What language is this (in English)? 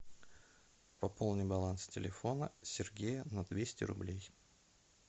Russian